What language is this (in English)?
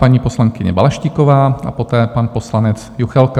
Czech